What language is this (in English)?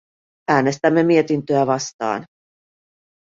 Finnish